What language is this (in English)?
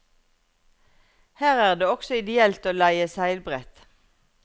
Norwegian